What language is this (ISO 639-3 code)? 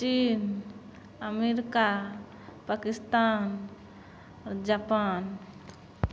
mai